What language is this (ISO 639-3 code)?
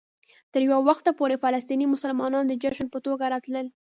pus